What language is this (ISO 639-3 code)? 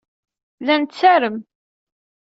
kab